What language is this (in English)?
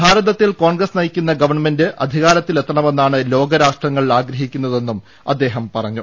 Malayalam